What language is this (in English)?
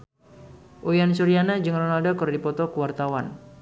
Sundanese